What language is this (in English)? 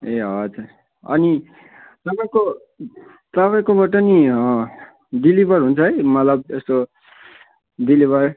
Nepali